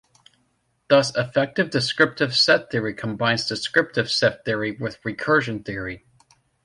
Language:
English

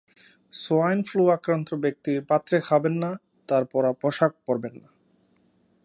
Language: Bangla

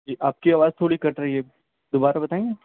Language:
Urdu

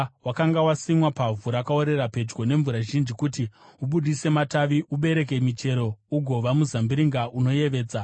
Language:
Shona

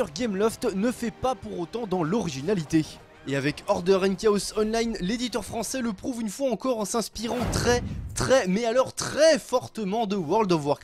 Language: French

